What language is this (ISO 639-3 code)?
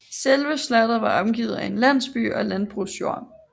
dan